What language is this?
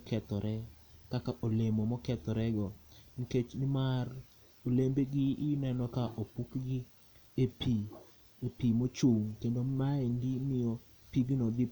Luo (Kenya and Tanzania)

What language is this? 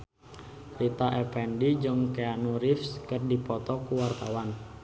Sundanese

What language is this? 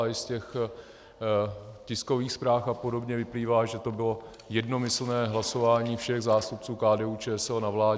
Czech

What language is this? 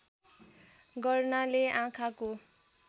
Nepali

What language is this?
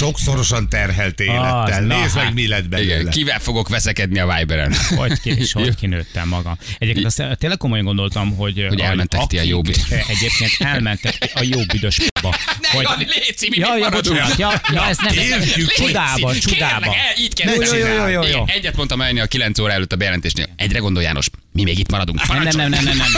Hungarian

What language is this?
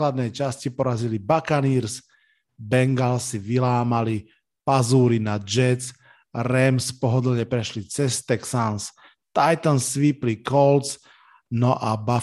Slovak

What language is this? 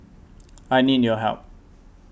English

